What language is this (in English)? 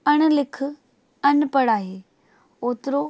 Sindhi